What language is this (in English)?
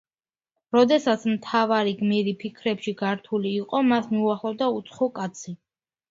Georgian